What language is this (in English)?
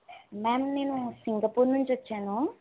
Telugu